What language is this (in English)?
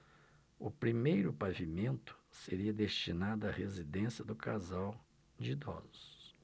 Portuguese